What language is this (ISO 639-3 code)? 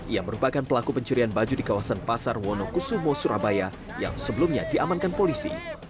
ind